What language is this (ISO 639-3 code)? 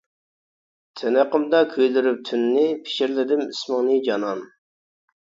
uig